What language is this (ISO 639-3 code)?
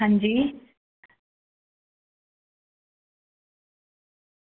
doi